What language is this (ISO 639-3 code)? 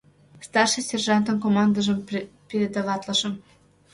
chm